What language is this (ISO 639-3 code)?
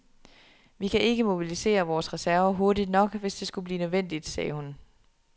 dan